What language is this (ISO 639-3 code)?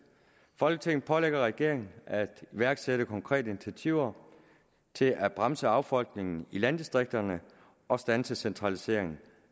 dan